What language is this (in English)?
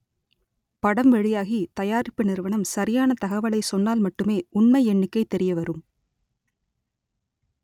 Tamil